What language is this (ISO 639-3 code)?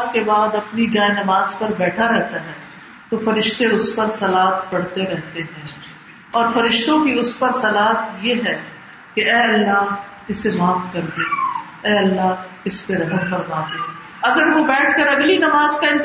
urd